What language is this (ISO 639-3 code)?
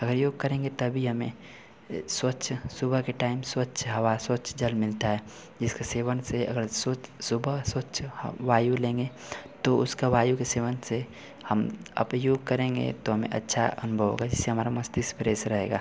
hin